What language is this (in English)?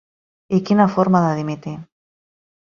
Catalan